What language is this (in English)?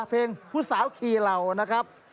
Thai